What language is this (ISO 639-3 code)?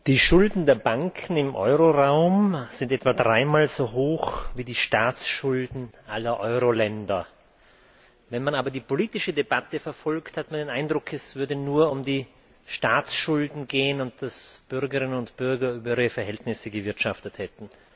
deu